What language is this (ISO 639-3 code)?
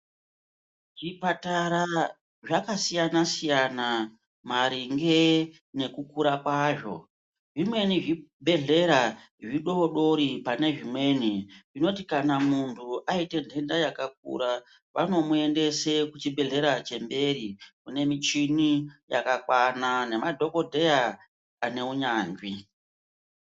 ndc